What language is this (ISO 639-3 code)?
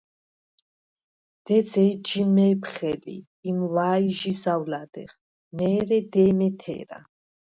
sva